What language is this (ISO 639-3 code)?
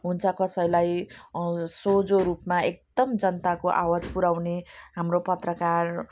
nep